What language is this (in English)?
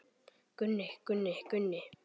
Icelandic